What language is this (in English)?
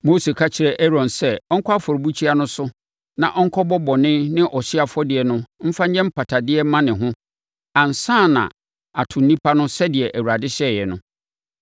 Akan